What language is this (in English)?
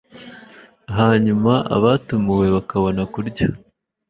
Kinyarwanda